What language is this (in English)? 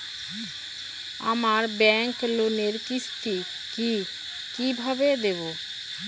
Bangla